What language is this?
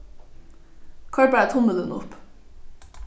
Faroese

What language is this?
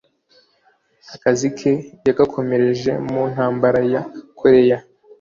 Kinyarwanda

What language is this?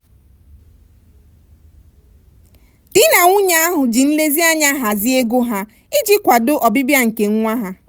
Igbo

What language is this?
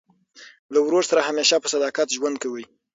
Pashto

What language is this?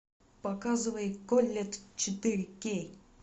Russian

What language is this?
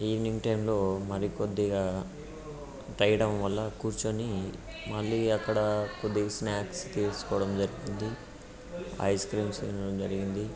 Telugu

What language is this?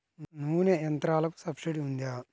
Telugu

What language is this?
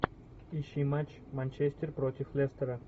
Russian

